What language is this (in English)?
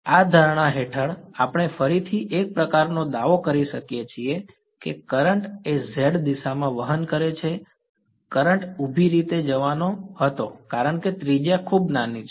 Gujarati